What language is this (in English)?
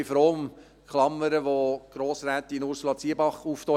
Swiss German